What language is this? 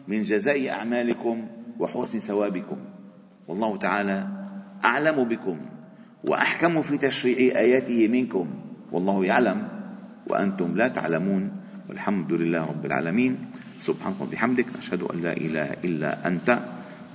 Arabic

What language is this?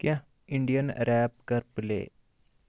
Kashmiri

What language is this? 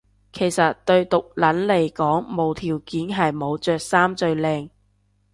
Cantonese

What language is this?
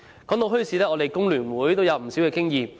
Cantonese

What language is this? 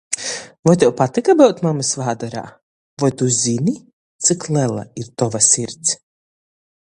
Latgalian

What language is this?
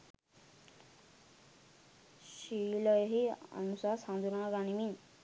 Sinhala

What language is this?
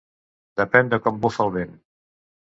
Catalan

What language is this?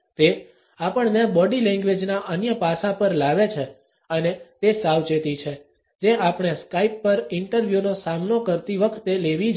Gujarati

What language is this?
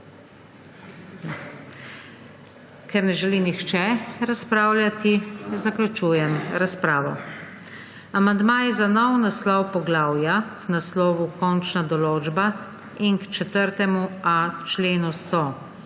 Slovenian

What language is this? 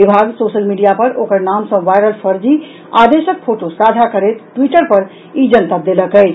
Maithili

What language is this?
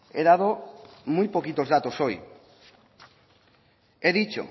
Spanish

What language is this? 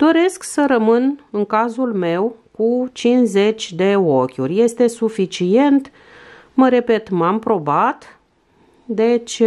Romanian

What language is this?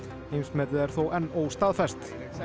Icelandic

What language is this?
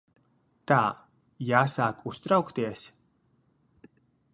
Latvian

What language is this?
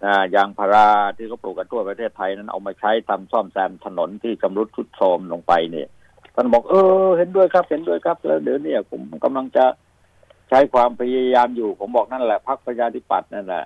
Thai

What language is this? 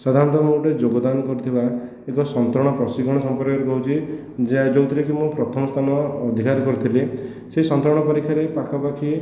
Odia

